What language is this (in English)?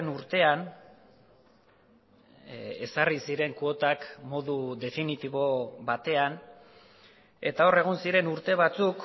Basque